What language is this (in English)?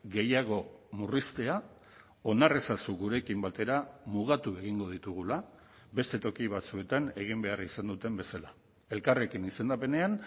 Basque